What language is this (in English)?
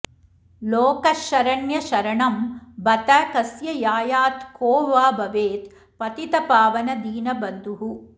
Sanskrit